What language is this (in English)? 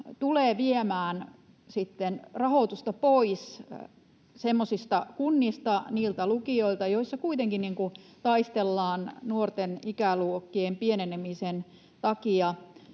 Finnish